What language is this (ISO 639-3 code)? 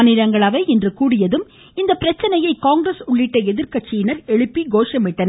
tam